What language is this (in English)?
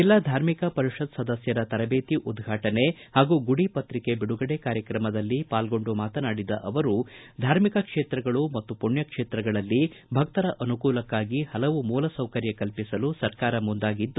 Kannada